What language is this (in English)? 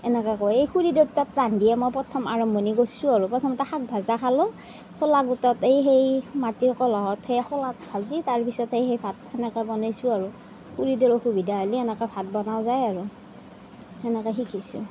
Assamese